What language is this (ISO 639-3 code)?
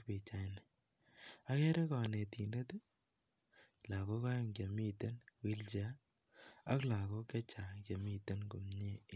kln